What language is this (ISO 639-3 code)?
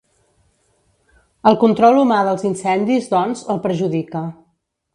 cat